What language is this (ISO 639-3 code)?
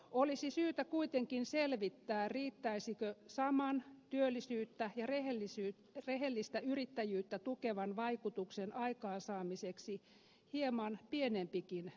fin